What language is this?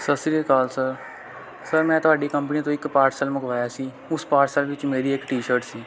Punjabi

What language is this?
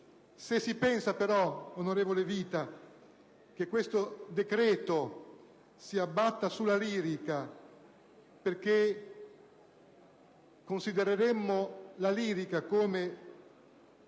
Italian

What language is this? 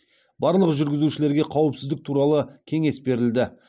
Kazakh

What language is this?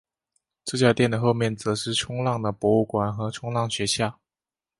Chinese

